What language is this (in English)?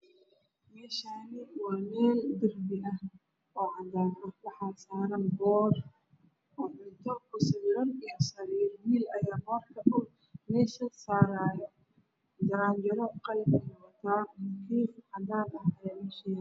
Somali